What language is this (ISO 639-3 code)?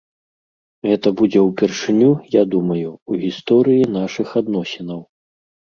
bel